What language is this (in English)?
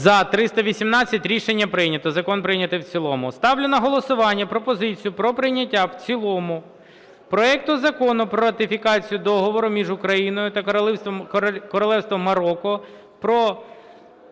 Ukrainian